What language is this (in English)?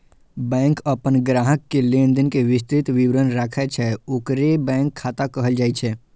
Maithili